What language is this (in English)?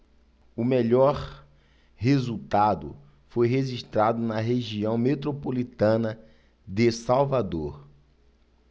Portuguese